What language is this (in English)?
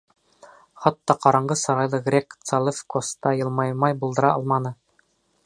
Bashkir